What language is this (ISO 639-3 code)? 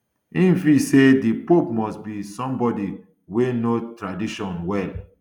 pcm